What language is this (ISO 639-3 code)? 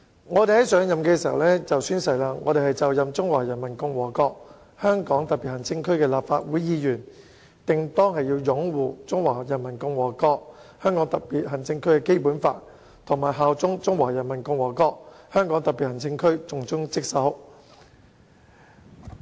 yue